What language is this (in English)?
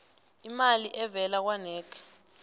South Ndebele